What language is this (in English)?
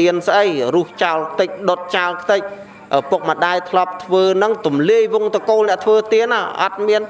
Vietnamese